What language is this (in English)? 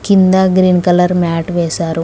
Telugu